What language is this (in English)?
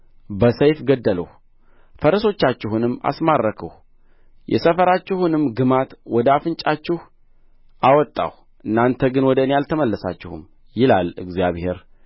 Amharic